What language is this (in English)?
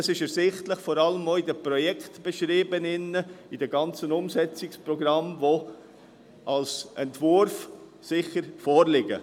Swiss German